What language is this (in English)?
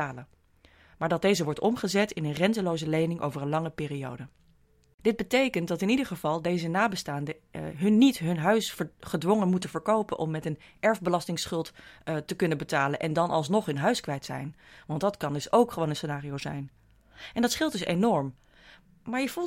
Dutch